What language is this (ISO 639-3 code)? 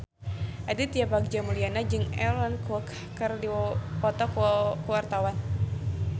sun